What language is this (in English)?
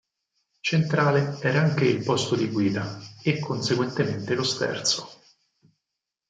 Italian